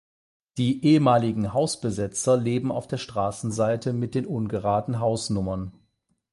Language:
German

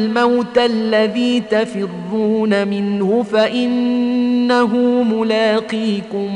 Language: Arabic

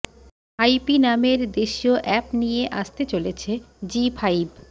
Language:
Bangla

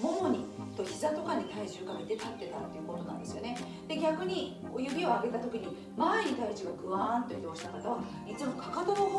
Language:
Japanese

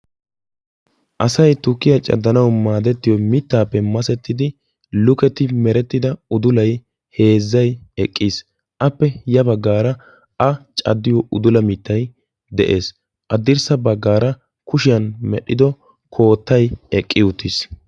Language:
Wolaytta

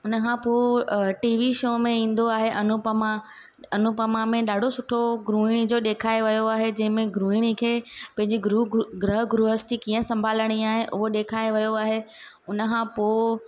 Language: Sindhi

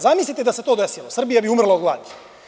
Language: Serbian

